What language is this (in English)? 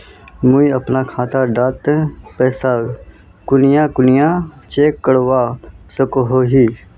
Magahi